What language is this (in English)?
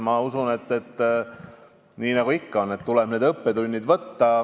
Estonian